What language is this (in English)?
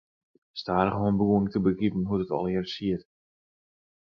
Western Frisian